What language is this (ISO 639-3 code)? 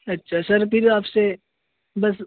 urd